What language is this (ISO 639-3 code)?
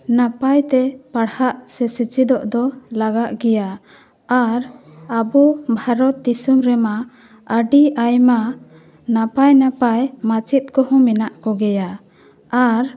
sat